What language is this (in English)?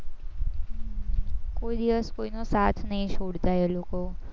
Gujarati